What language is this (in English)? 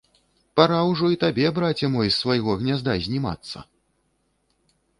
Belarusian